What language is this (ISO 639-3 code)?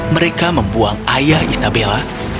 ind